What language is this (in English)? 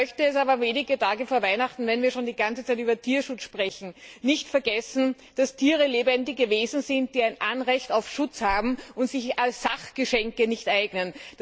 German